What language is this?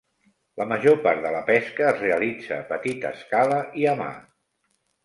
Catalan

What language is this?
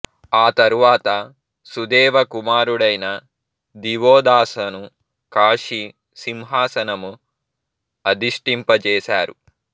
Telugu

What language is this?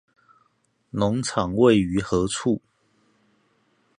Chinese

